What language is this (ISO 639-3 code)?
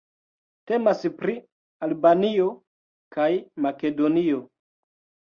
epo